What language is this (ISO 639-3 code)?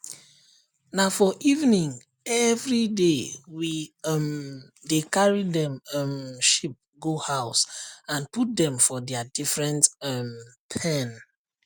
pcm